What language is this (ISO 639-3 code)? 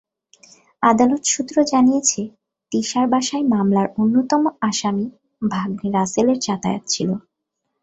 ben